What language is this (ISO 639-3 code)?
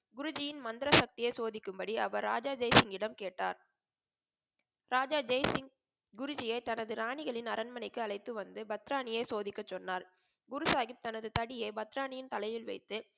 tam